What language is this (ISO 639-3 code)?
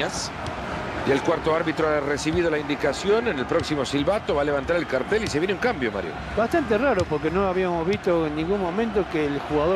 spa